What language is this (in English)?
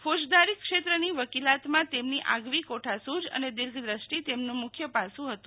Gujarati